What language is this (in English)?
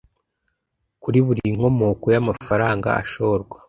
Kinyarwanda